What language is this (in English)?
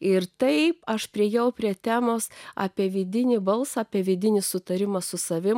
Lithuanian